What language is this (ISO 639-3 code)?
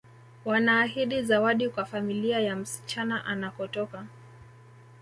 swa